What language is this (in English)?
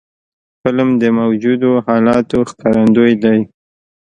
Pashto